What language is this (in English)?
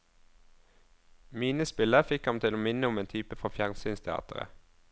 Norwegian